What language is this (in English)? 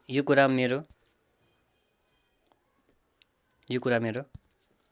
Nepali